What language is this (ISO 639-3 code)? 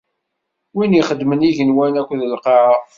kab